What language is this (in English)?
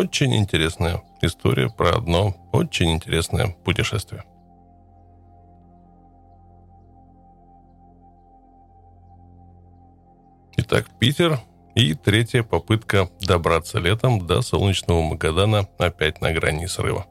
Russian